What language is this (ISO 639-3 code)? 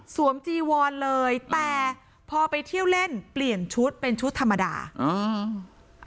tha